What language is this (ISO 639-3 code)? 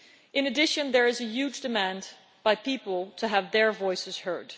eng